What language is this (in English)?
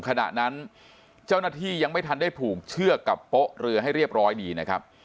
Thai